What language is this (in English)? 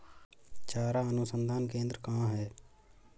Hindi